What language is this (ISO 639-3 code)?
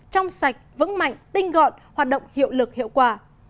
vie